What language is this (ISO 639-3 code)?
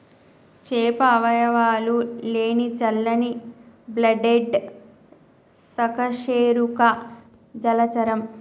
tel